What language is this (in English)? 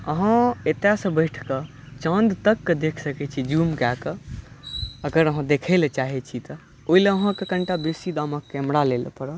Maithili